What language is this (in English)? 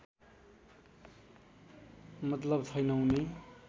Nepali